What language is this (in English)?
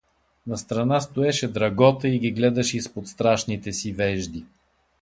Bulgarian